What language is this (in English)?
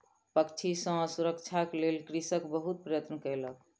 Maithili